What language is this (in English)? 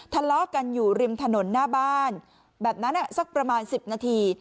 Thai